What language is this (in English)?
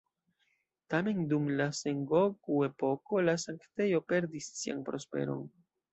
Esperanto